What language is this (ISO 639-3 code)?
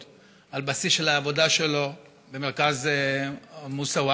heb